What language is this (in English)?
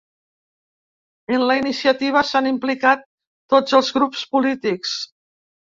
Catalan